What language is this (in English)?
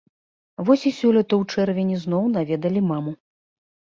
Belarusian